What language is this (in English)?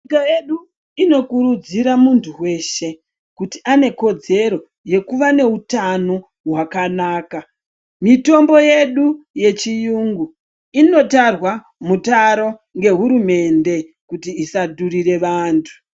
Ndau